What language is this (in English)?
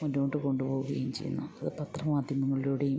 Malayalam